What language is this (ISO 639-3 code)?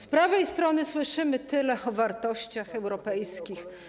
pol